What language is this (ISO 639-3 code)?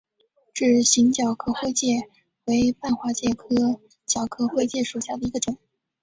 zho